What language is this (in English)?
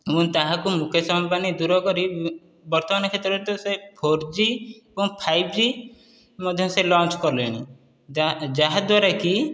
Odia